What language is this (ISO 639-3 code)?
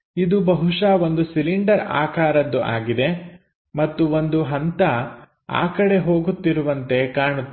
kan